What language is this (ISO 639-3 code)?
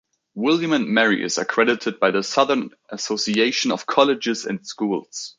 eng